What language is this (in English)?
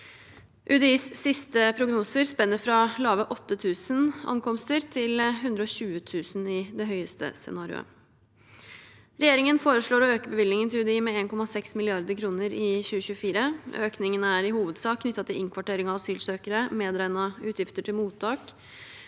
Norwegian